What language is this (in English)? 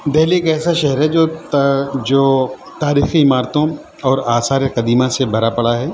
Urdu